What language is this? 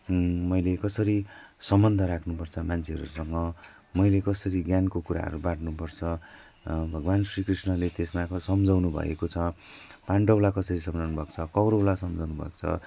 Nepali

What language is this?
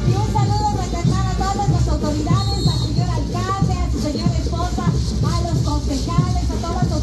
Spanish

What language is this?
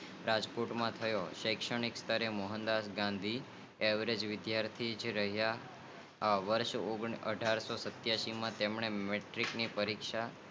Gujarati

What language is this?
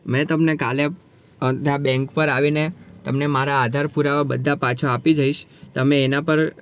Gujarati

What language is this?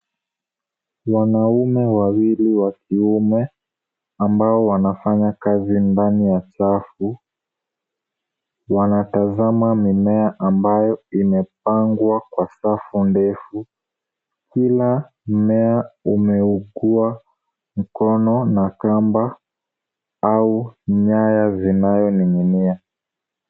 Swahili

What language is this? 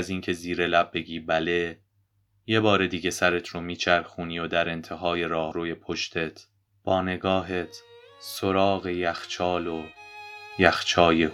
Persian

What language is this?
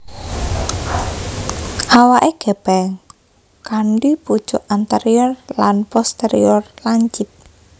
Javanese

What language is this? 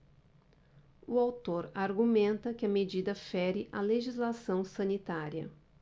Portuguese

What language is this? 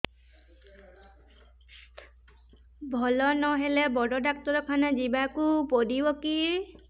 Odia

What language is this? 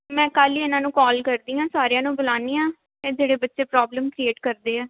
Punjabi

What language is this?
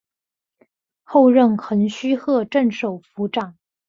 Chinese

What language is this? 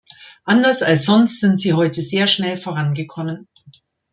German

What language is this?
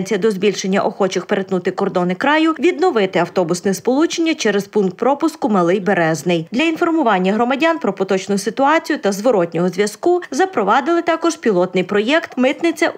Ukrainian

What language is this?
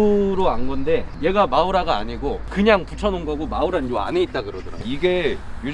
Korean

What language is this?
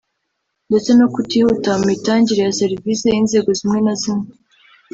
Kinyarwanda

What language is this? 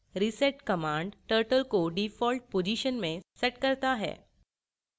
Hindi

